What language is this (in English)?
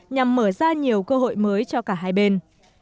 Vietnamese